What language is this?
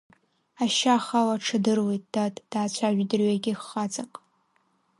Abkhazian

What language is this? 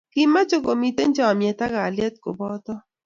Kalenjin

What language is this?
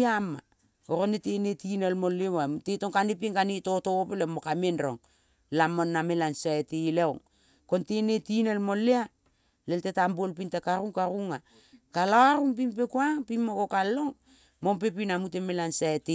Kol (Papua New Guinea)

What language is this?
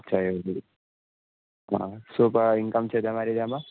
Gujarati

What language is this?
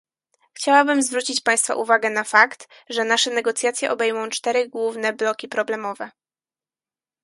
Polish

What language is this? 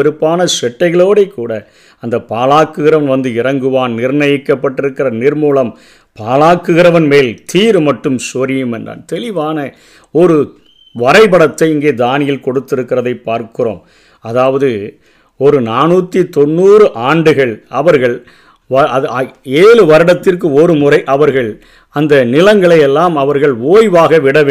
Tamil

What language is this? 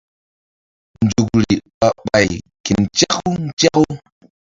Mbum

